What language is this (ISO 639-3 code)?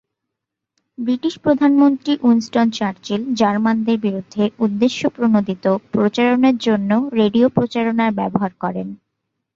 ben